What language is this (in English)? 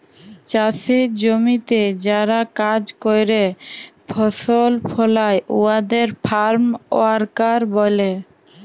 Bangla